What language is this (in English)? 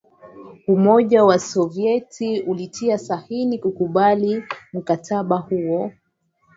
Swahili